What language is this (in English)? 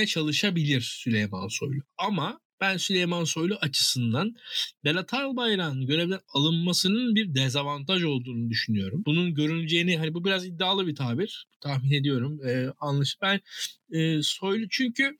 Turkish